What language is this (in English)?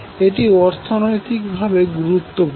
Bangla